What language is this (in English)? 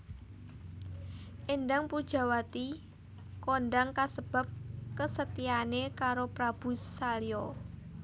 Javanese